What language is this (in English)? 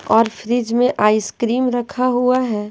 Hindi